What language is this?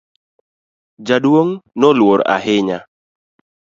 Luo (Kenya and Tanzania)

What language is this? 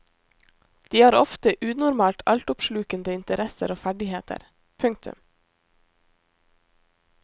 Norwegian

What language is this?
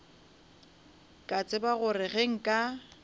Northern Sotho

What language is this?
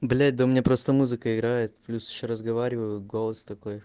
Russian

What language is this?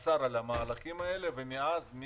Hebrew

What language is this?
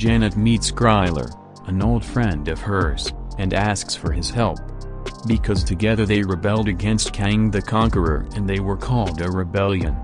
English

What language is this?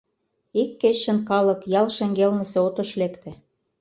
Mari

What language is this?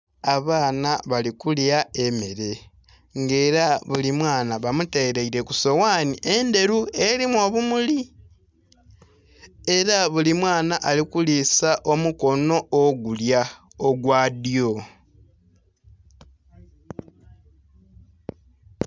Soga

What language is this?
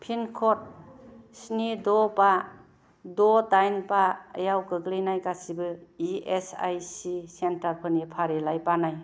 Bodo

